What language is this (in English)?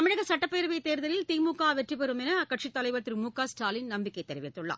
Tamil